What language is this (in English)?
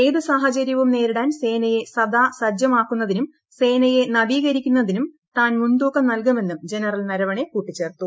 Malayalam